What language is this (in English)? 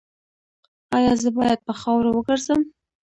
Pashto